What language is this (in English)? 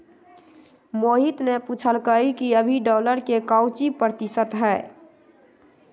Magahi